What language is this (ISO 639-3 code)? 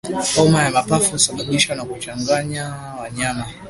swa